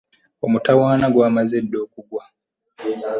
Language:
Ganda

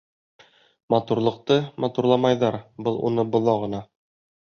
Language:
Bashkir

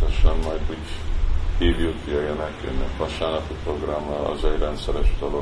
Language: Hungarian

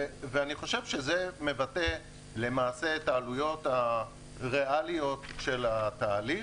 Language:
Hebrew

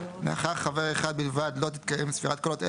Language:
Hebrew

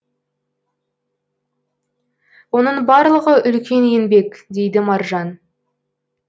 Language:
Kazakh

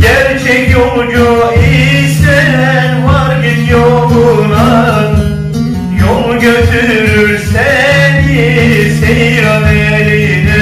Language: Turkish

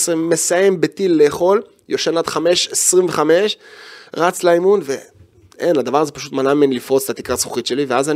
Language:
Hebrew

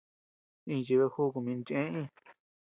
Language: Tepeuxila Cuicatec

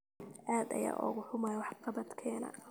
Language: Somali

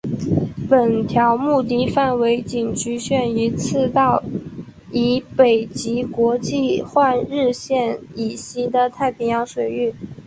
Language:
Chinese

